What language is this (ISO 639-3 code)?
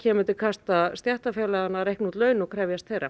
isl